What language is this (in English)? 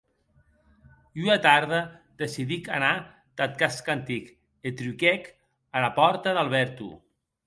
Occitan